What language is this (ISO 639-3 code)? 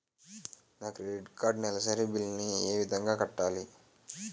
tel